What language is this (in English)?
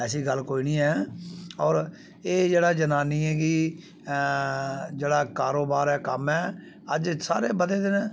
Dogri